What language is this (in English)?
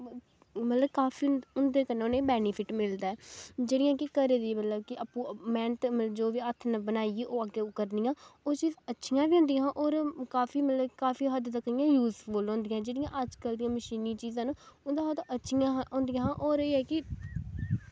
Dogri